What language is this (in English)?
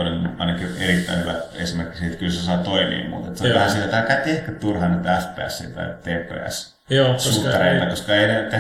Finnish